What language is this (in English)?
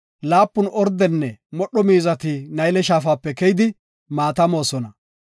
Gofa